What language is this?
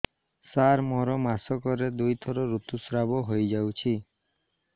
Odia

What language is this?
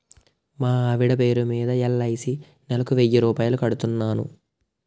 Telugu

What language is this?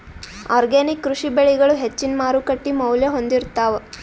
Kannada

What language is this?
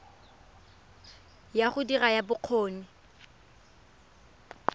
Tswana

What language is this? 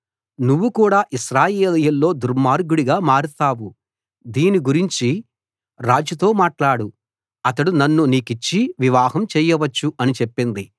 Telugu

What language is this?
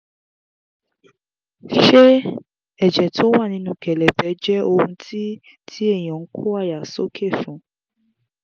Yoruba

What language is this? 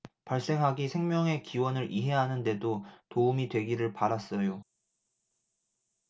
Korean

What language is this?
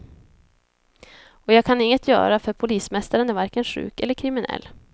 Swedish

